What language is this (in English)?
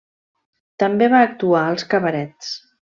Catalan